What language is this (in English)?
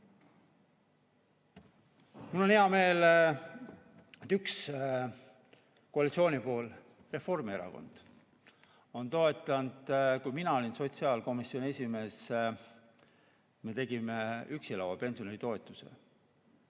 Estonian